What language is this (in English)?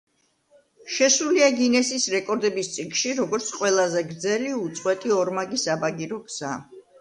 Georgian